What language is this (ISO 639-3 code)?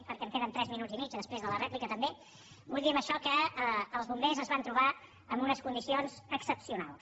cat